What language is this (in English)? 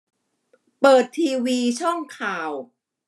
Thai